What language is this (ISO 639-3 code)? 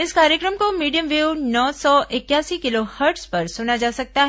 hin